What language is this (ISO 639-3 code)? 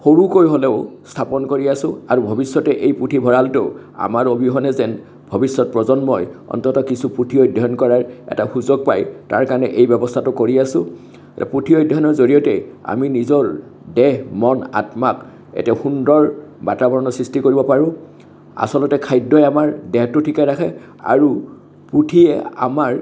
asm